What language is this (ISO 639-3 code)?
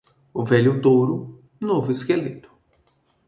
por